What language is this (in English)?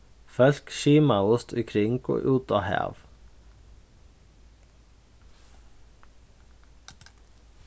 Faroese